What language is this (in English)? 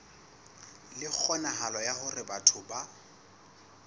Southern Sotho